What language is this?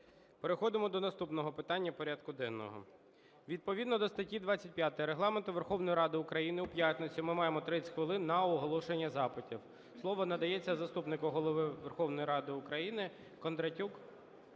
Ukrainian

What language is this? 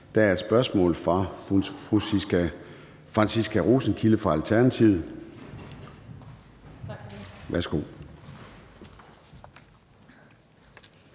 Danish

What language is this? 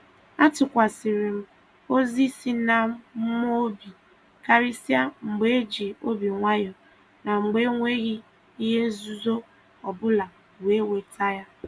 Igbo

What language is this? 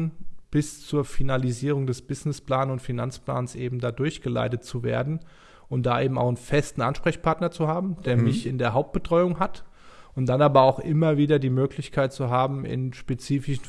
German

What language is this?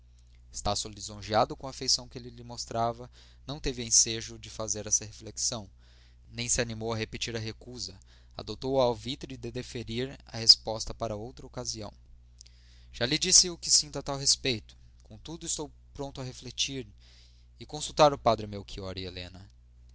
Portuguese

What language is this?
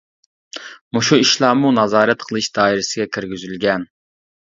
Uyghur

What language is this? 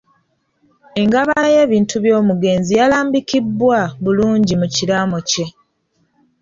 Ganda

